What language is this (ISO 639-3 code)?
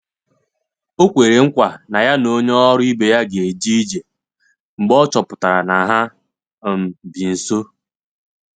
ibo